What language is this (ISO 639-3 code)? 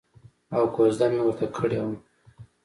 pus